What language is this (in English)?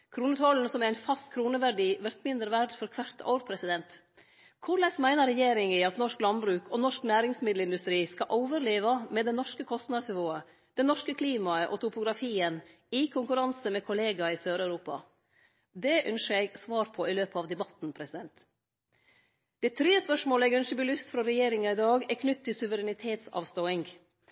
Norwegian Nynorsk